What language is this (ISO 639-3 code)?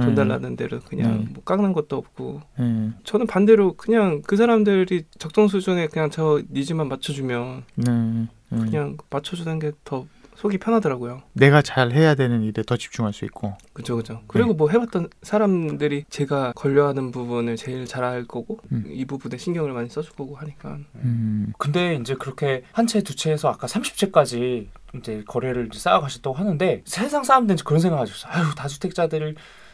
kor